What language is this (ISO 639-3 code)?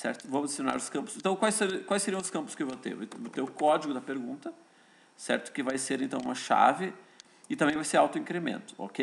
por